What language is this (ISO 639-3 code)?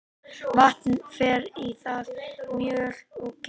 isl